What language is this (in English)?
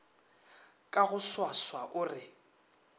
Northern Sotho